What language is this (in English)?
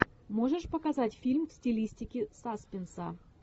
Russian